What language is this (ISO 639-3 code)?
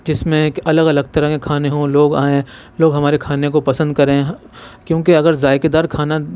urd